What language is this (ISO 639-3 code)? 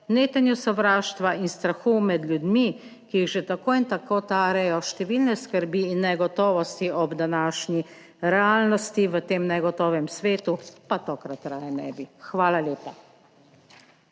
slv